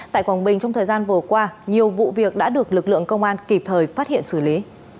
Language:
Vietnamese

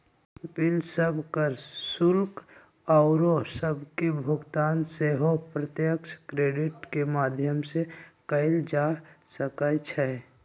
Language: Magahi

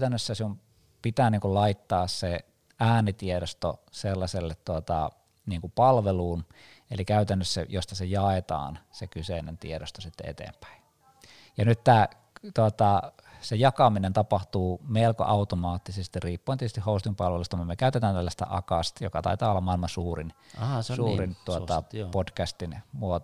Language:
Finnish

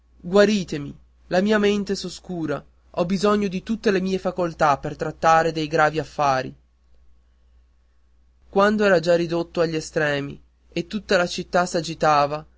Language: Italian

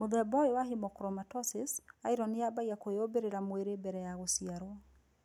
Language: Kikuyu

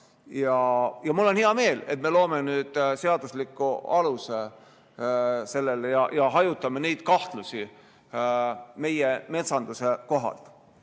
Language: Estonian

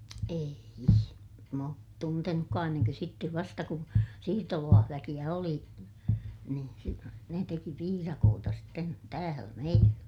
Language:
Finnish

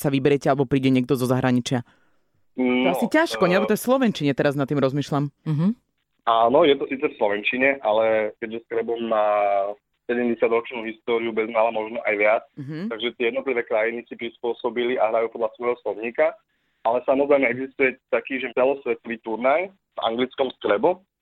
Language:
Slovak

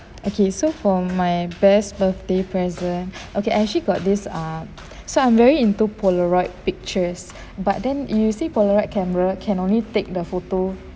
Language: English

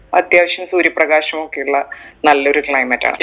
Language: Malayalam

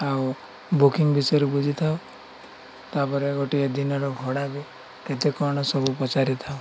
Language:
Odia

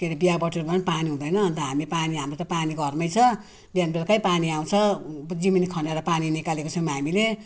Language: Nepali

